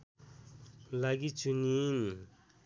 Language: Nepali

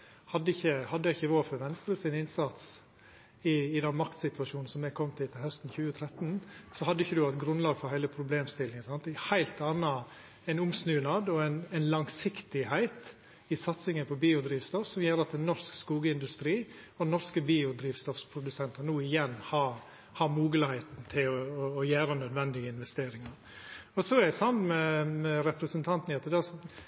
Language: Norwegian Nynorsk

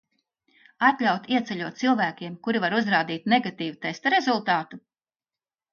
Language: Latvian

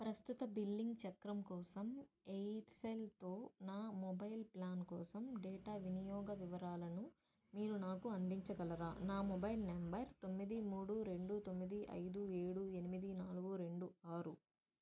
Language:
Telugu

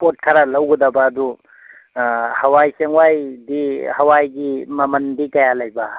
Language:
Manipuri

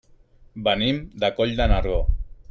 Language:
Catalan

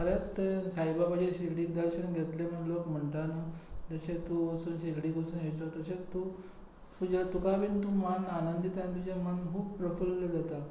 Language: Konkani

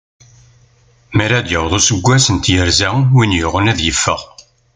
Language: Kabyle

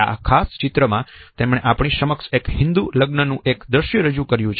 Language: Gujarati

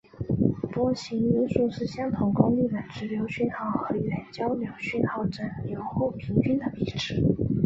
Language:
Chinese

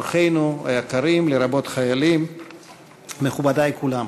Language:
Hebrew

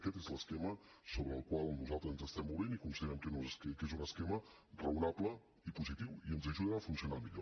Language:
Catalan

